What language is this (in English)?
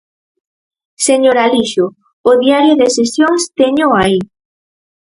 Galician